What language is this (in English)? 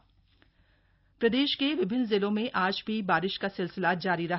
Hindi